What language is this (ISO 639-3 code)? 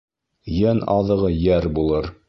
bak